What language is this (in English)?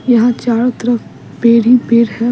Hindi